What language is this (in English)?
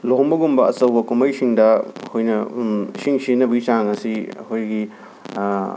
Manipuri